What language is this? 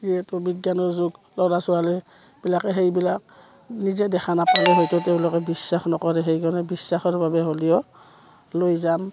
Assamese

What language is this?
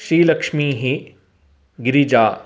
Sanskrit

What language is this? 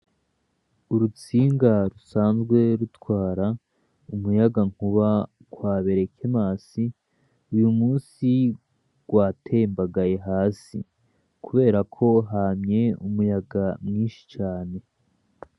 Rundi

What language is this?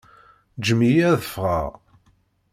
Kabyle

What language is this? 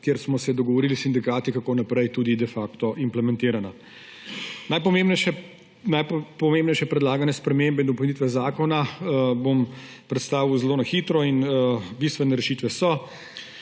Slovenian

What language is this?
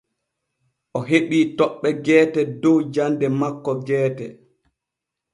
Borgu Fulfulde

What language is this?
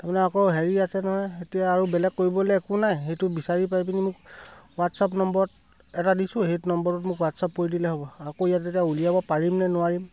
Assamese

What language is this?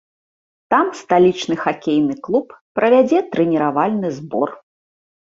Belarusian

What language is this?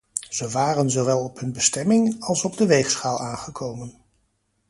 Dutch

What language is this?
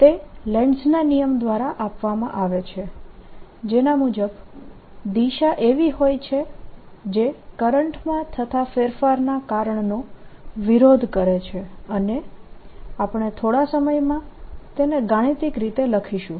Gujarati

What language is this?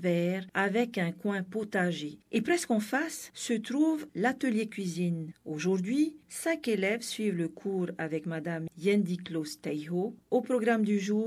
French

